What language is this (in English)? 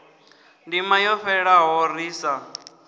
Venda